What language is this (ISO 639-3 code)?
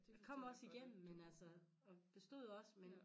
dan